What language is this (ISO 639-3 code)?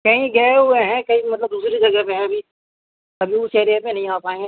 urd